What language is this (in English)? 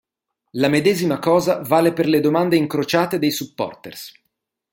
Italian